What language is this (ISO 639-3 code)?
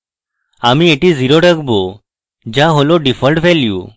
ben